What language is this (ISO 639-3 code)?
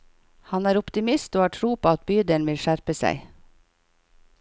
nor